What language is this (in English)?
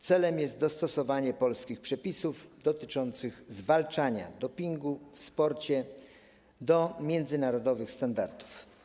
Polish